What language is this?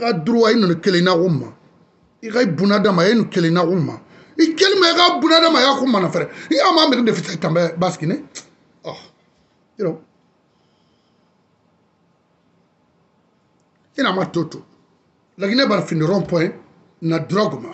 French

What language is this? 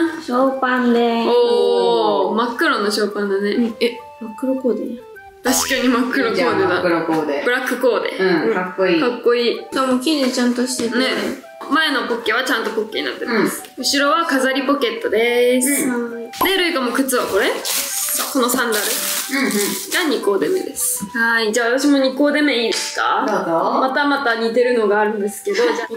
Japanese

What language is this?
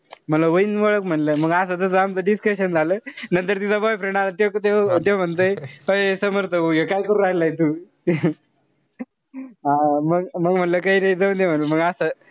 Marathi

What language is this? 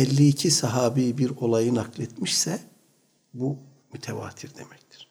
Turkish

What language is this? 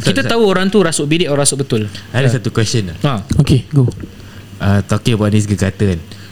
Malay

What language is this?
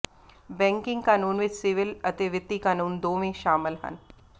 Punjabi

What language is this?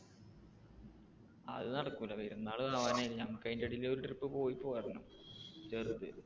Malayalam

